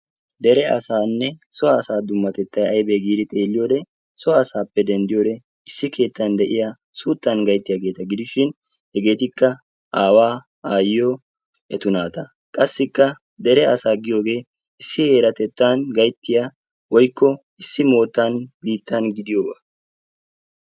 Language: Wolaytta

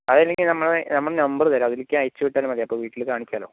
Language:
Malayalam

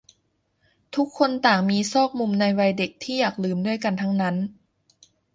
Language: Thai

